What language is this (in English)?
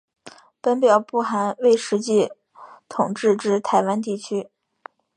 Chinese